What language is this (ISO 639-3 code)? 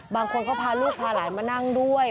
tha